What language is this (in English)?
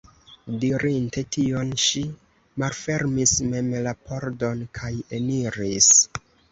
Esperanto